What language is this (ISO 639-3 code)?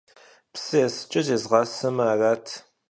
kbd